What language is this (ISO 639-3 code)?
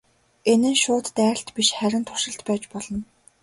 mon